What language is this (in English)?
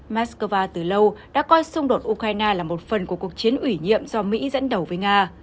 Vietnamese